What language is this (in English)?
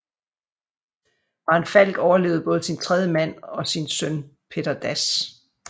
Danish